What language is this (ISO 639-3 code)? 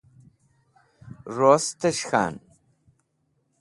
wbl